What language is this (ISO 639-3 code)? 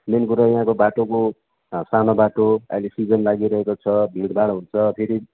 nep